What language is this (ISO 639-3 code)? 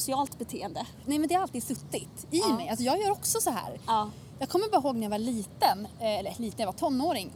swe